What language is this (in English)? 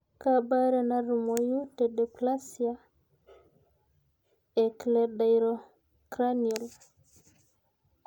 Masai